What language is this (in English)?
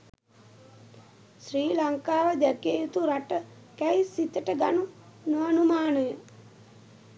Sinhala